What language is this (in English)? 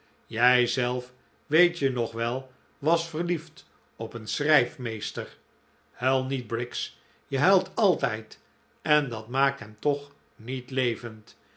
Dutch